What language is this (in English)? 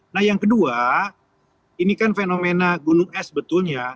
Indonesian